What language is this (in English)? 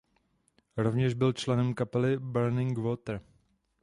Czech